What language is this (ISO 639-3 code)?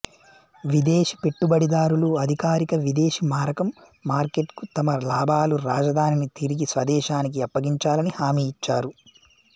tel